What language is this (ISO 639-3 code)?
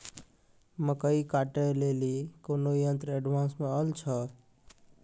mai